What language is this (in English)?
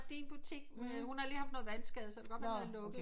Danish